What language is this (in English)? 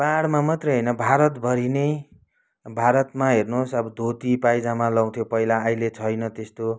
Nepali